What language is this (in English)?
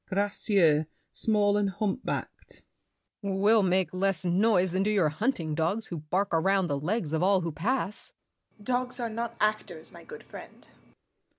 English